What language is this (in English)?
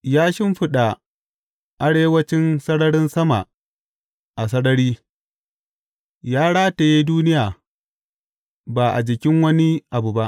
Hausa